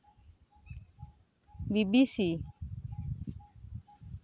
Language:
Santali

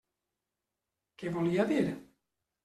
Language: Catalan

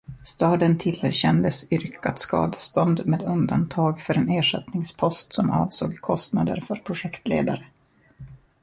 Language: Swedish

